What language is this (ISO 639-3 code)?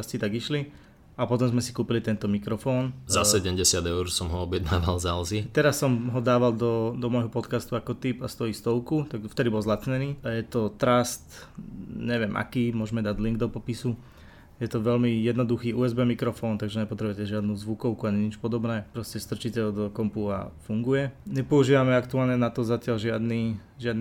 slk